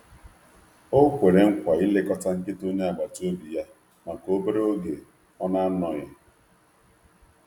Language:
Igbo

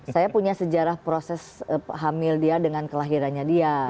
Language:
Indonesian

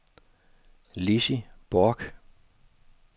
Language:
Danish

